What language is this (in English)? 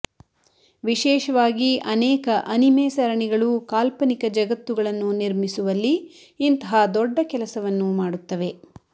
Kannada